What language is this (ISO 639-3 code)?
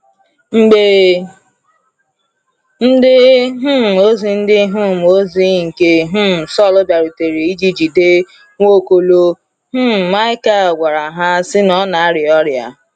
ibo